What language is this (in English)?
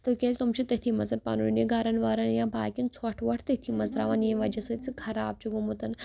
Kashmiri